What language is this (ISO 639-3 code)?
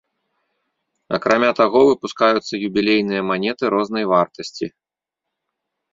bel